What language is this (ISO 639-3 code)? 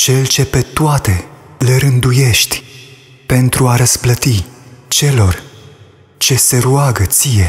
ron